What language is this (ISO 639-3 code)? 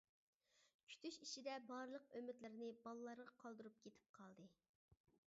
uig